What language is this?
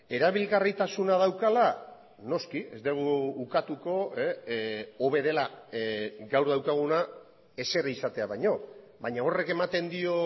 Basque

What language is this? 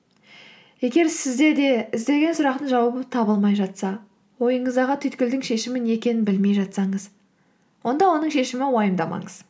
Kazakh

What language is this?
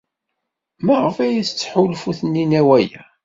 Kabyle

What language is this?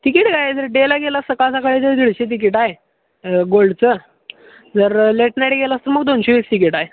Marathi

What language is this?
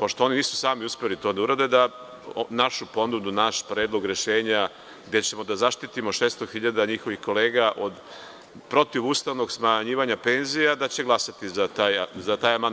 Serbian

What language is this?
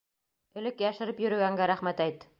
Bashkir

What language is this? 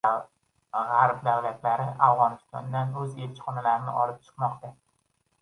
Uzbek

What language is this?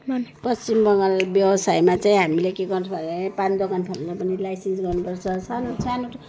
Nepali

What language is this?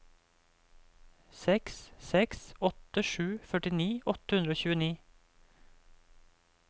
Norwegian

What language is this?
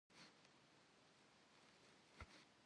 Kabardian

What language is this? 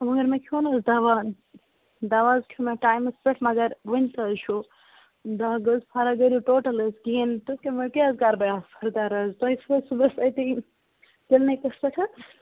Kashmiri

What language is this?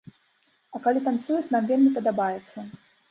Belarusian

